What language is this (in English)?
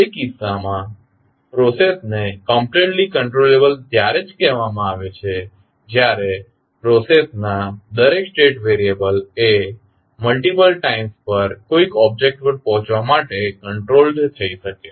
Gujarati